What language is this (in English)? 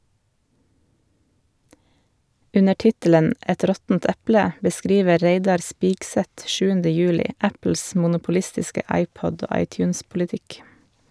Norwegian